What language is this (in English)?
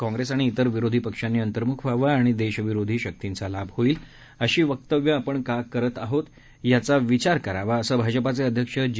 Marathi